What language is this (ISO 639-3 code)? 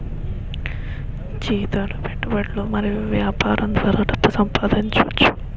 tel